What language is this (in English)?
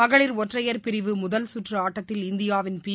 Tamil